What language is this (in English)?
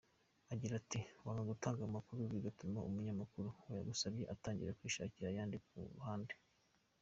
Kinyarwanda